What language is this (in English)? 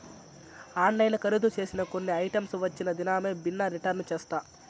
Telugu